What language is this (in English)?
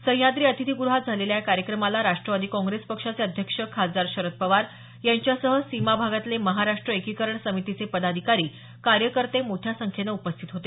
Marathi